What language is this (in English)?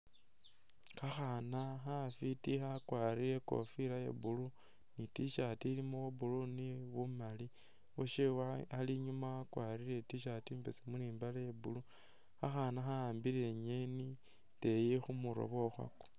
Masaaba